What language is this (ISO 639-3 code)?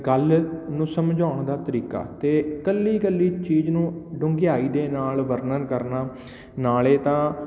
pan